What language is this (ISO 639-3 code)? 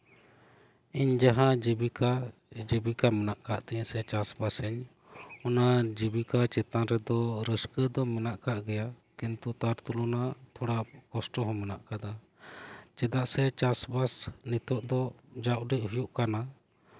sat